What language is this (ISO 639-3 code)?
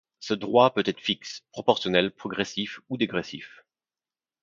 fra